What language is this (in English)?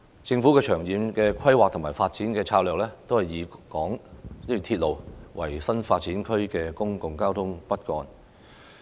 Cantonese